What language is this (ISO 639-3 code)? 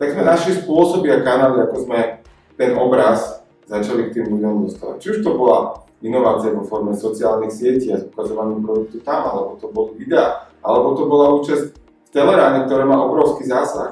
slk